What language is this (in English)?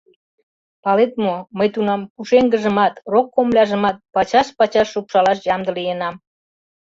Mari